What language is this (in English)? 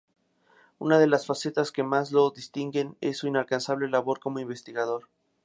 Spanish